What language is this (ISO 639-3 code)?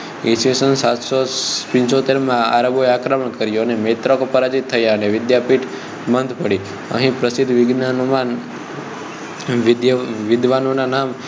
guj